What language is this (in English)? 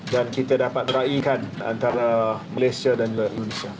Indonesian